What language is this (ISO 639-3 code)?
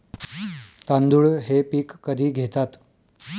mar